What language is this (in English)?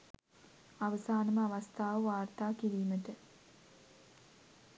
Sinhala